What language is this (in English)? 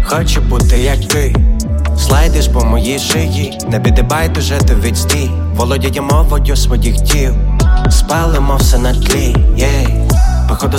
Ukrainian